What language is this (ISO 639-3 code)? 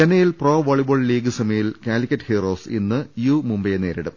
mal